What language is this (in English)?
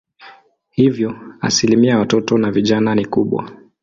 Swahili